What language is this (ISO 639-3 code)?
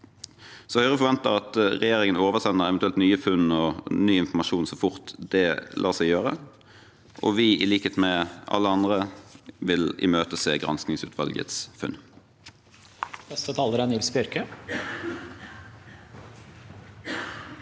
nor